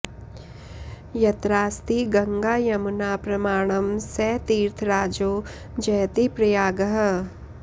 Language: Sanskrit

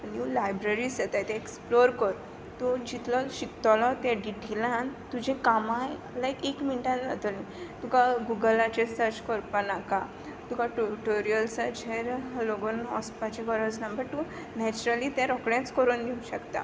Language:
Konkani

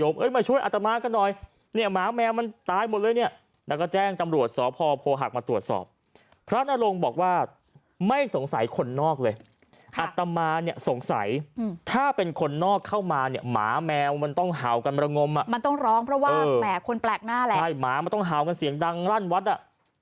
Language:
Thai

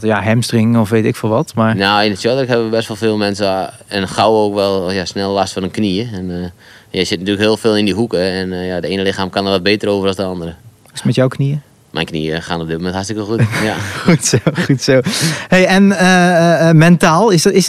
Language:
Dutch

